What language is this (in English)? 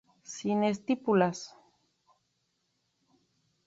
Spanish